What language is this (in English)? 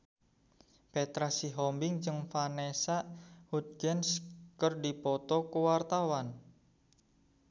Sundanese